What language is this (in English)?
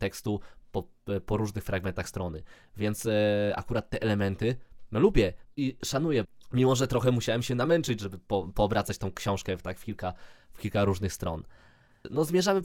Polish